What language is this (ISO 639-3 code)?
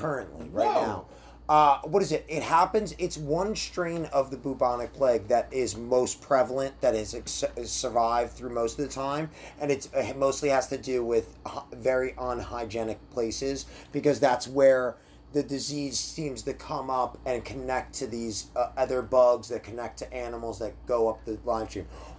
eng